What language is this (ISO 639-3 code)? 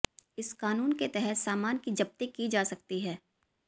hin